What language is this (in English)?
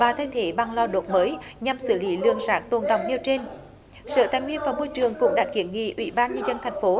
Vietnamese